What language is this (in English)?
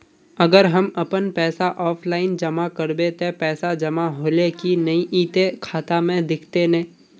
Magahi